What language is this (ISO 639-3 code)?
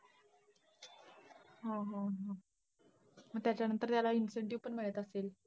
mar